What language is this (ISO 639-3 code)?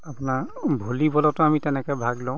asm